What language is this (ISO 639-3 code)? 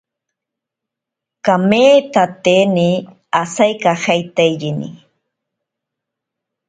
prq